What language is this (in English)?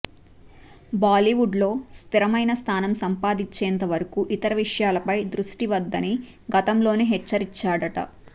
Telugu